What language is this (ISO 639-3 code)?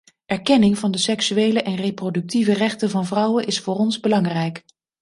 nld